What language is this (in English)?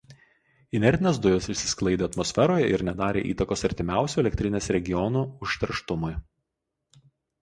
Lithuanian